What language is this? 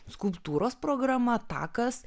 Lithuanian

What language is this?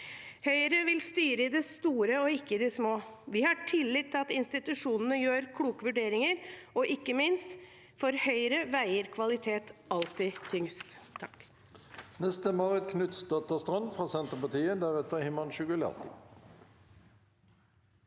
Norwegian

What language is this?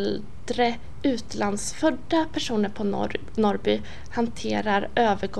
Swedish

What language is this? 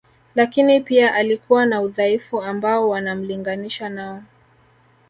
Swahili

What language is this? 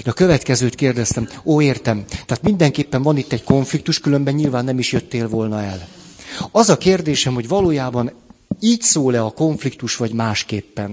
Hungarian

